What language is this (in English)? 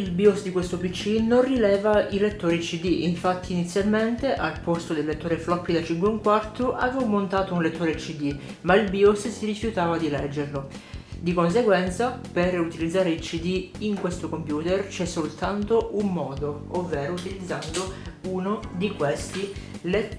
Italian